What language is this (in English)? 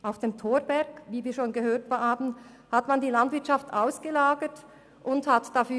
Swiss German